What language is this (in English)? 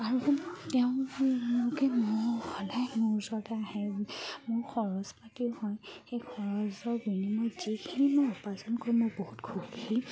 Assamese